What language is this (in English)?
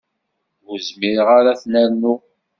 Kabyle